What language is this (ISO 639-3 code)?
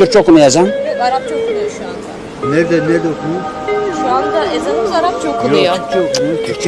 tur